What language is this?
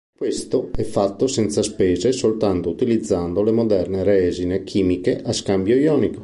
Italian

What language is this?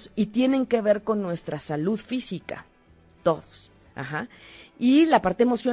Spanish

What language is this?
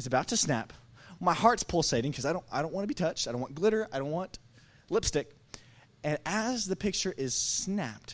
English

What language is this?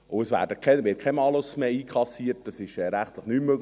Swiss German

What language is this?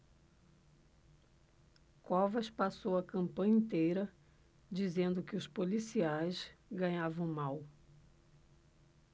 Portuguese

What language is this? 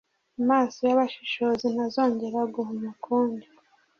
Kinyarwanda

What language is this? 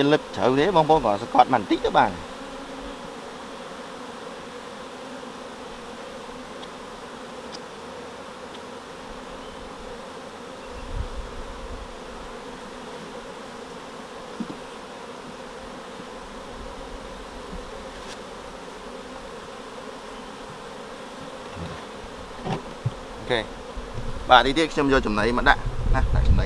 Vietnamese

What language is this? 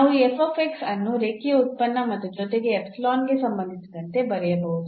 Kannada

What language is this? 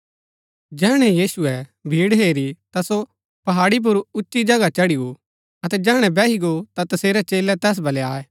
Gaddi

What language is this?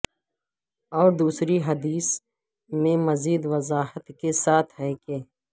Urdu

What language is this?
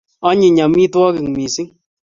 Kalenjin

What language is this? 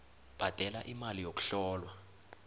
South Ndebele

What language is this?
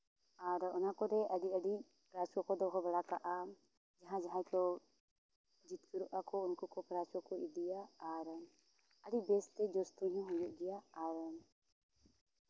Santali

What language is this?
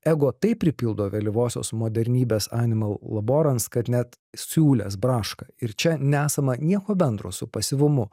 Lithuanian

